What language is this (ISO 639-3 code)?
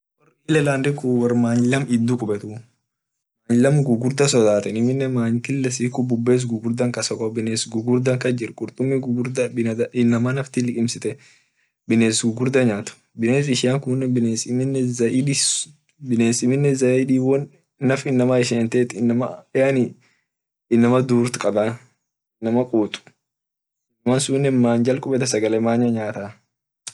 orc